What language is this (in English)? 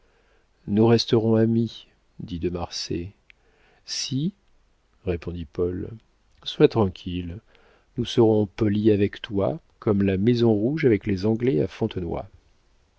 French